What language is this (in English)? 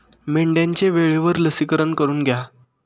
Marathi